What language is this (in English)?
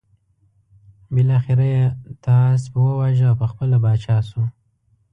Pashto